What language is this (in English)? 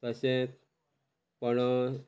Konkani